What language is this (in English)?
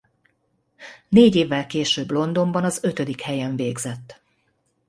Hungarian